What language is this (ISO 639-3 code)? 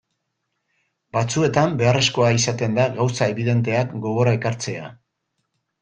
eus